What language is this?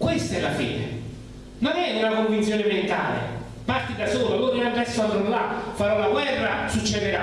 Italian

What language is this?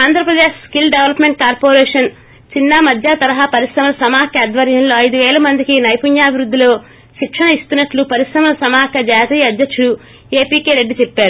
Telugu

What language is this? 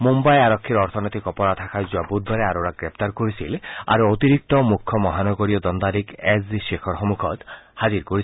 Assamese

